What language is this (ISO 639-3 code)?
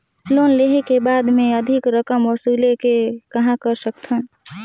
hne